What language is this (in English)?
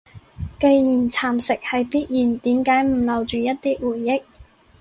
Cantonese